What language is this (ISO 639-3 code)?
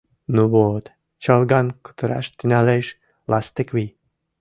chm